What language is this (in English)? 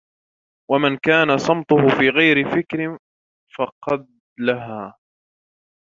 Arabic